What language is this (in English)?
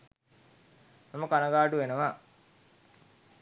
Sinhala